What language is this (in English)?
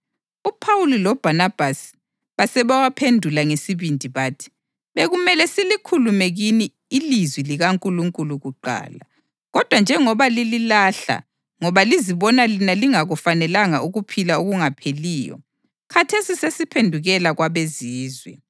North Ndebele